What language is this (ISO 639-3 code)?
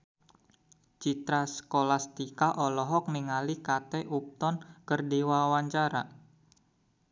sun